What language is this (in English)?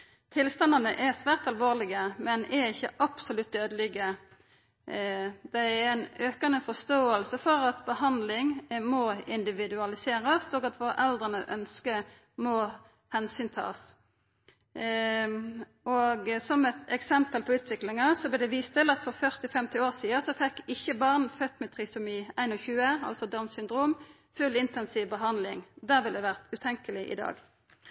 Norwegian Nynorsk